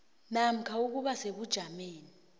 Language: South Ndebele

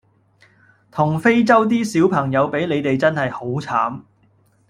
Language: Cantonese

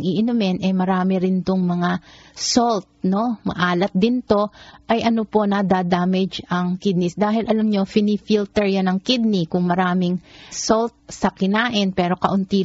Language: Filipino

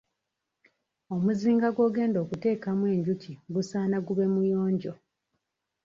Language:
Ganda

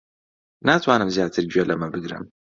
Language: Central Kurdish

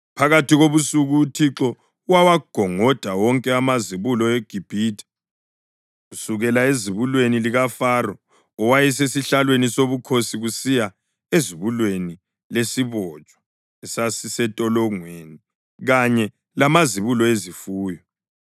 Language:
North Ndebele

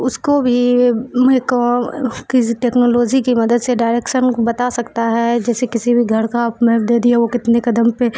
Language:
Urdu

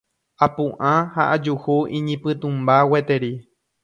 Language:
Guarani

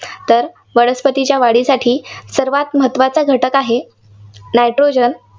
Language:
Marathi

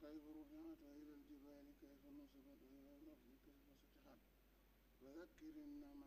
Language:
Arabic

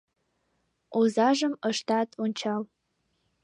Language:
Mari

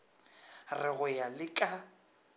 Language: Northern Sotho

